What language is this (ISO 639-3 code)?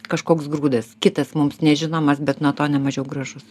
lit